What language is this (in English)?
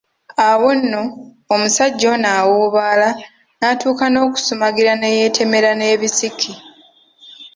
Ganda